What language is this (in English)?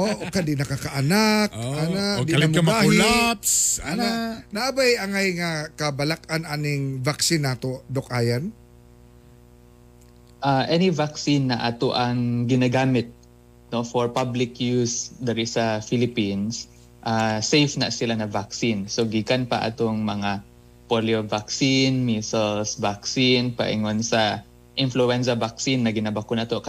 Filipino